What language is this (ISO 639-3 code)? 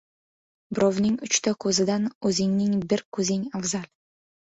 uzb